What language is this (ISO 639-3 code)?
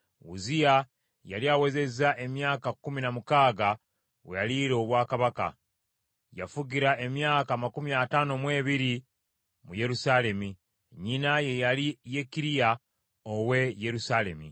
lug